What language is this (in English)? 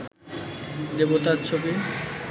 Bangla